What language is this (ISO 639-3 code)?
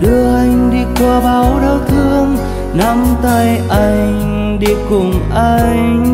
vie